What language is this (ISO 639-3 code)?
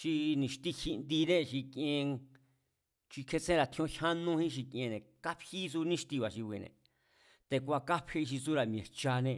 vmz